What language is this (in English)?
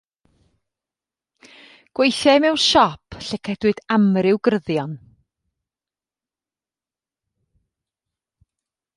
Welsh